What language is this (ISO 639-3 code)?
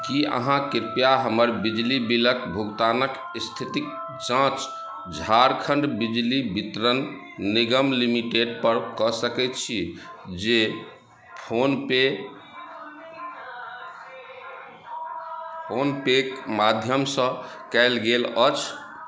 mai